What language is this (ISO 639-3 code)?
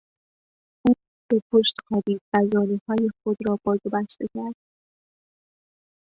fas